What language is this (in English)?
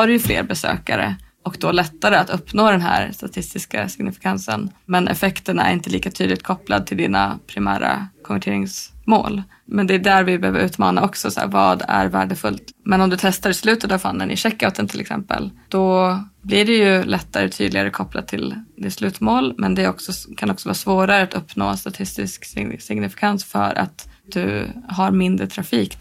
Swedish